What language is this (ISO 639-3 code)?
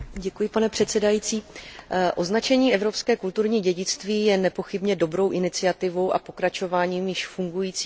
ces